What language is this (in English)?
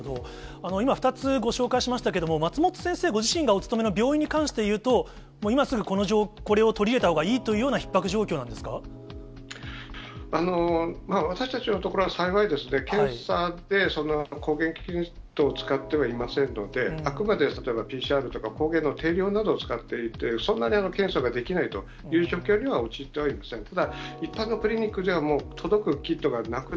Japanese